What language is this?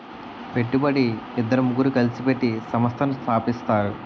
Telugu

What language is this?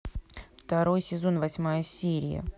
Russian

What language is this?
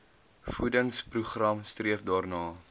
Afrikaans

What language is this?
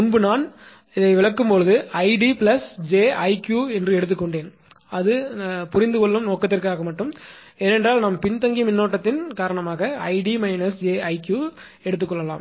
Tamil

